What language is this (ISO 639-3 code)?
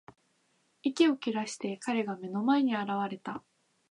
jpn